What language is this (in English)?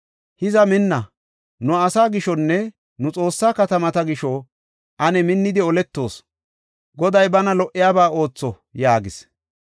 Gofa